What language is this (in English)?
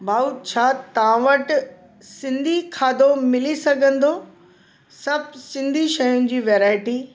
Sindhi